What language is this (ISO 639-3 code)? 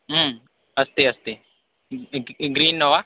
san